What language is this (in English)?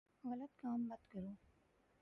Urdu